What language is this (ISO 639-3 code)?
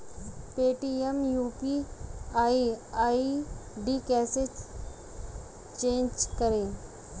hin